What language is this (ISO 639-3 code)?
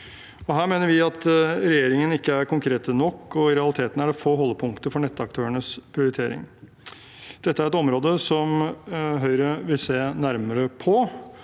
nor